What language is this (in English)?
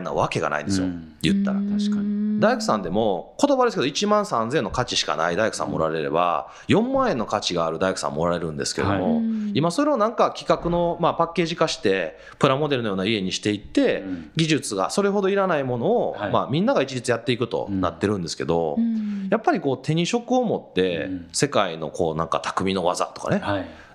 Japanese